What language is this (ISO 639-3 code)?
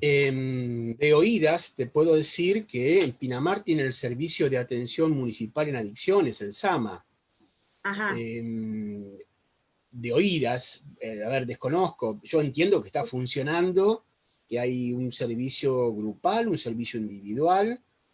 spa